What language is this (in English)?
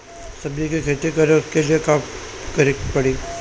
Bhojpuri